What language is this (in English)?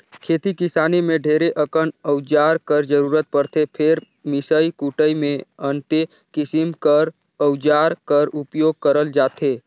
Chhattisgarhi